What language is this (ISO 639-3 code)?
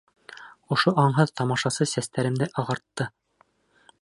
bak